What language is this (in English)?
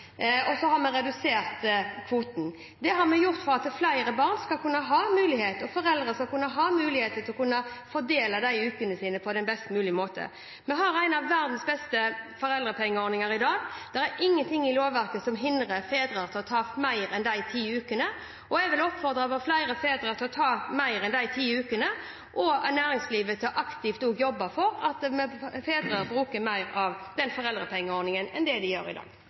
Norwegian Bokmål